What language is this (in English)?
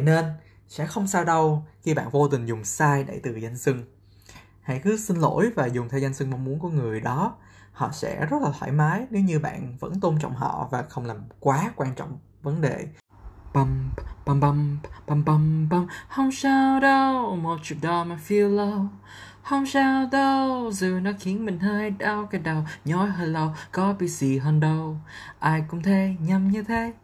Vietnamese